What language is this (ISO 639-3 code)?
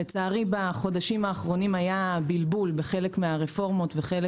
heb